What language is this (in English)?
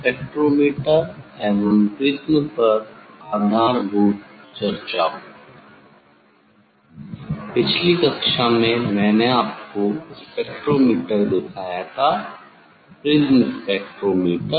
Hindi